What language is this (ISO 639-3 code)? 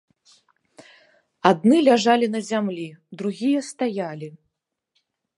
bel